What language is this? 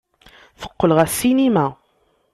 Kabyle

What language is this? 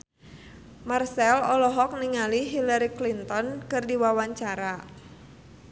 Sundanese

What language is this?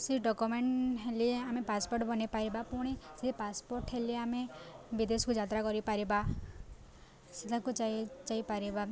Odia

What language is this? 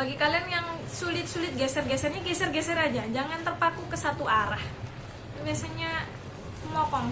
Indonesian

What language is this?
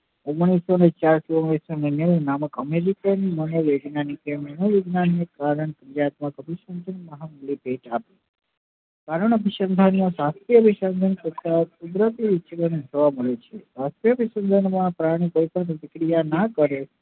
Gujarati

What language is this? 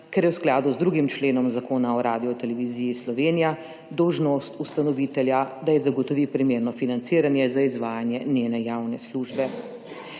Slovenian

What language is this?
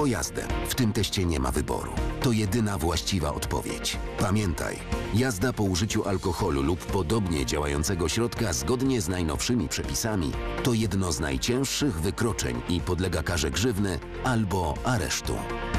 Polish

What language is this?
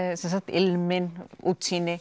Icelandic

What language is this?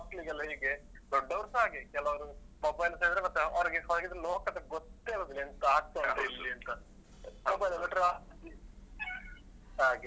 Kannada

